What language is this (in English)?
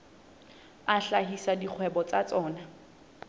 Southern Sotho